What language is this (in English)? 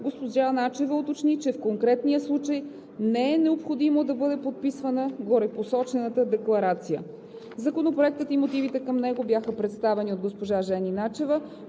Bulgarian